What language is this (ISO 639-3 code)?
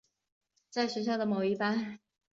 zho